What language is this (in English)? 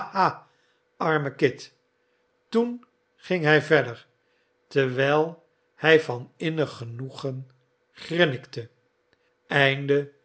Dutch